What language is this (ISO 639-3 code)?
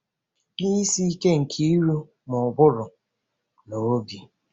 ibo